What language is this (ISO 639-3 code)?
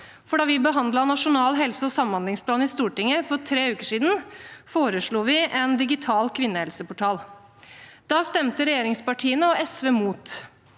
nor